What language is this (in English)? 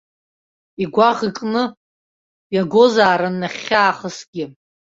Abkhazian